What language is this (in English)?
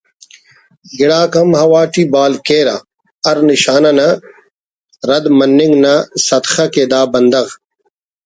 Brahui